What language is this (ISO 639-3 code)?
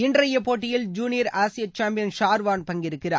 tam